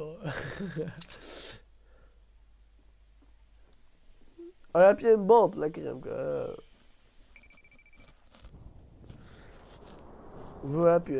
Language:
Dutch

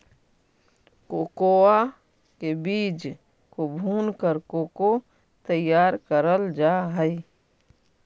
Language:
Magahi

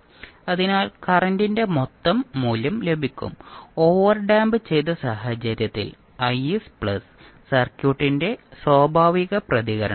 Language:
Malayalam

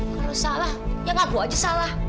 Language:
Indonesian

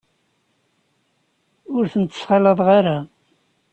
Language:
Kabyle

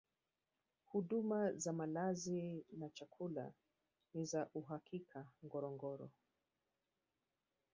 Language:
Swahili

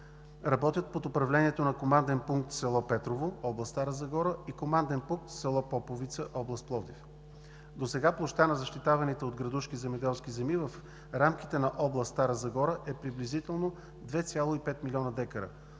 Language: Bulgarian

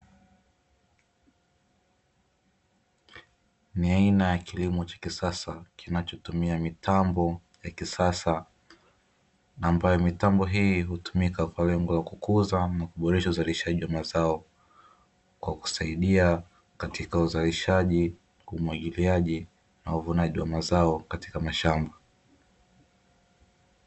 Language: Swahili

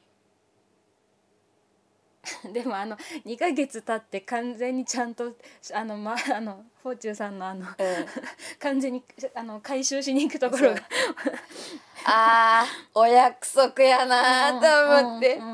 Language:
Japanese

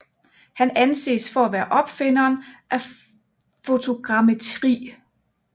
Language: Danish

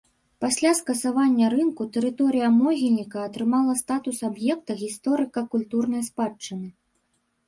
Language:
Belarusian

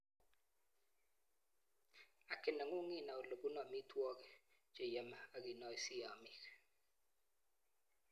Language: Kalenjin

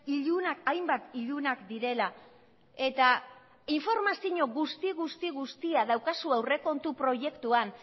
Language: Basque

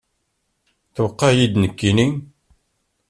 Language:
Kabyle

